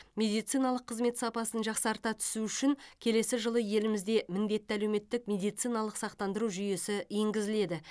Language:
Kazakh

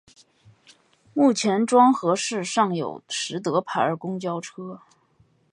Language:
Chinese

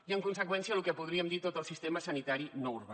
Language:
Catalan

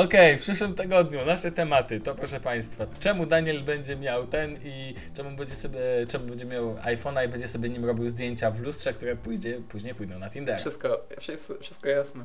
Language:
Polish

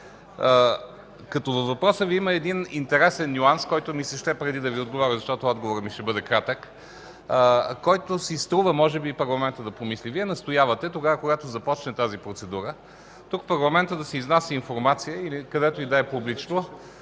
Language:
Bulgarian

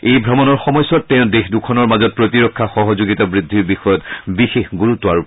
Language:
Assamese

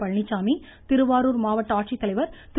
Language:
Tamil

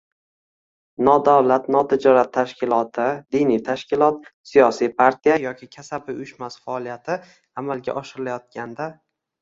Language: Uzbek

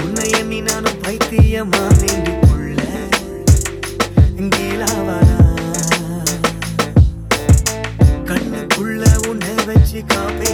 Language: Hindi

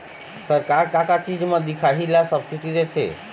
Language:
Chhattisgarhi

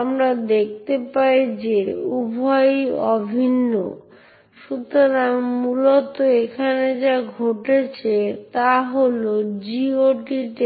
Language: Bangla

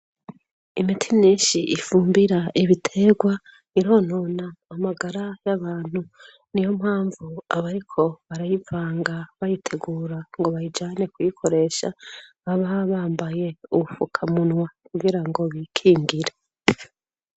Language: Rundi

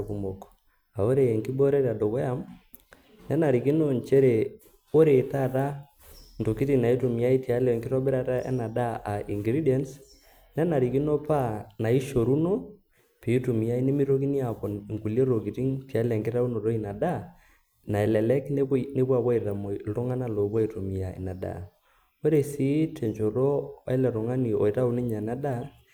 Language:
Masai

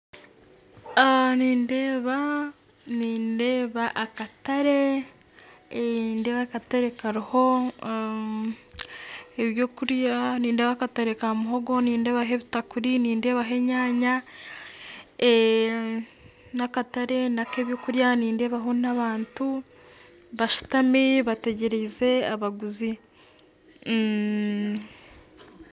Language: Nyankole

